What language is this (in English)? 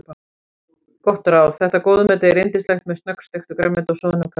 Icelandic